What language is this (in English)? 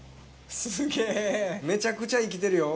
Japanese